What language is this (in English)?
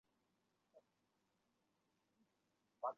Chinese